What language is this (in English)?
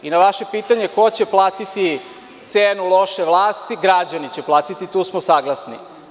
Serbian